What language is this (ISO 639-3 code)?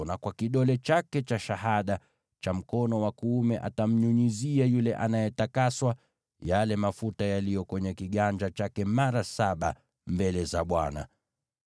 swa